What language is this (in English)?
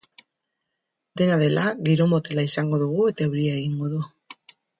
Basque